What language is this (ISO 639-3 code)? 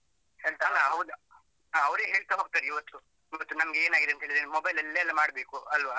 kan